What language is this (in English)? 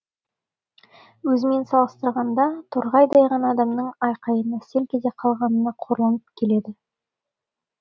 Kazakh